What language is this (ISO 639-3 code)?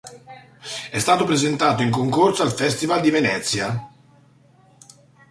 ita